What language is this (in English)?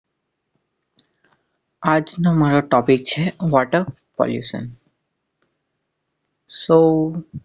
Gujarati